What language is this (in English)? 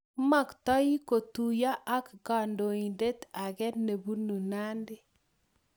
Kalenjin